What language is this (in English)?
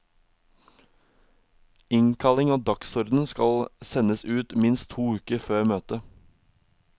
Norwegian